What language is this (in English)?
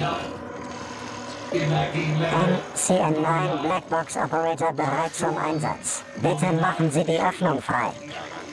German